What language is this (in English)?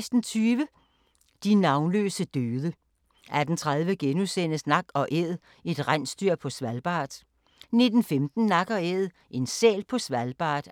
Danish